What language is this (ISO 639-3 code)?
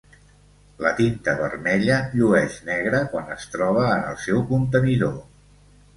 cat